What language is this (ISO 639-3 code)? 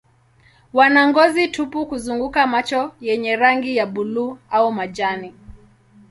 swa